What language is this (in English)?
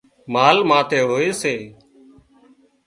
Wadiyara Koli